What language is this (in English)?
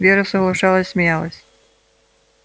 Russian